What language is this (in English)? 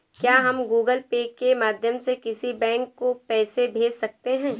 Hindi